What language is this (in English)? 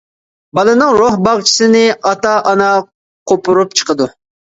Uyghur